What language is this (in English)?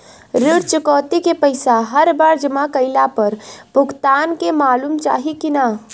Bhojpuri